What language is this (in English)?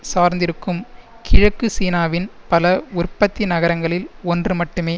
Tamil